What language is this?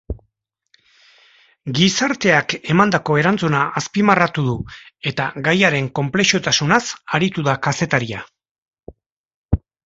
Basque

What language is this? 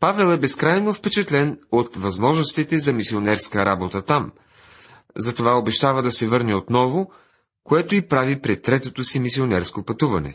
Bulgarian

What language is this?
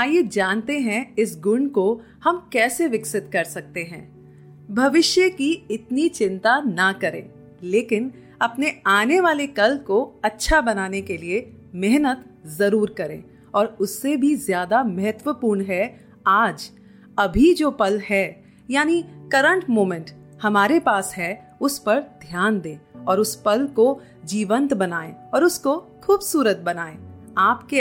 Hindi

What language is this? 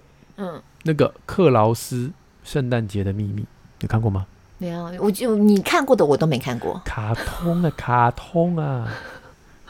Chinese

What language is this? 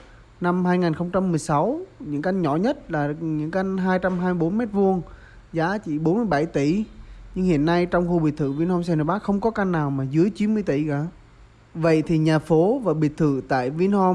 Vietnamese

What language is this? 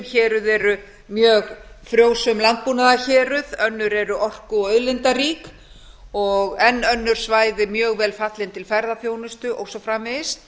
Icelandic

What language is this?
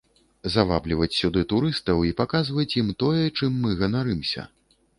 Belarusian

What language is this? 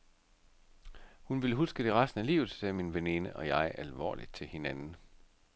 Danish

